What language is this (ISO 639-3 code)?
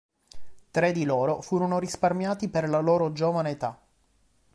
ita